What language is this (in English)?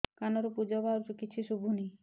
Odia